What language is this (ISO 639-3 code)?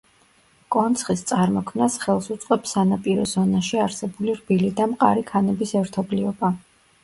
kat